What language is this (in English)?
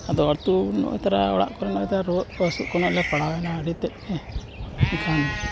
Santali